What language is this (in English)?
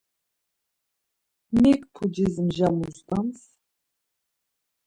Laz